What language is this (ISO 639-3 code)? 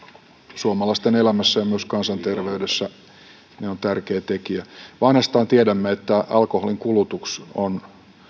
fin